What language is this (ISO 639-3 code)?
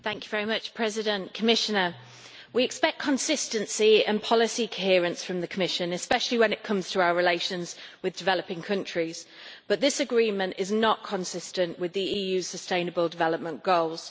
eng